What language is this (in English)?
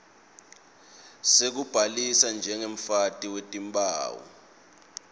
Swati